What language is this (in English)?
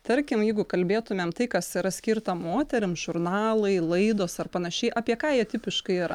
Lithuanian